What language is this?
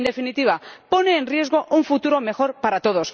Spanish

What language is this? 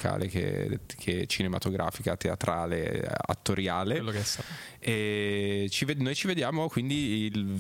Italian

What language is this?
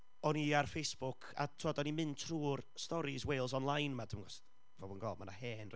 Welsh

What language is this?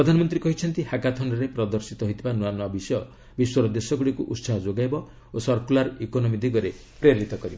Odia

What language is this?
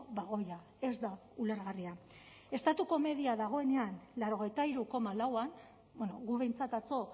Basque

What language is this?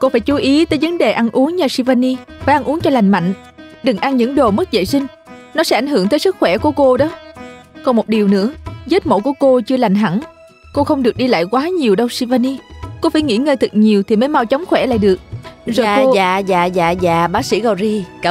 Vietnamese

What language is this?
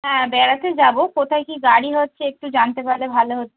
Bangla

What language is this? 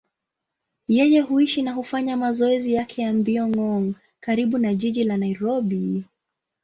Swahili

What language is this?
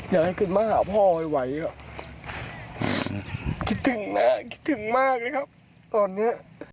Thai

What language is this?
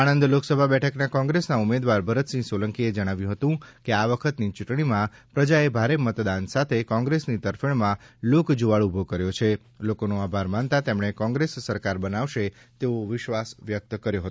Gujarati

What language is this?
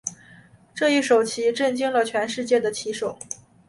Chinese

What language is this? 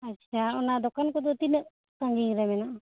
Santali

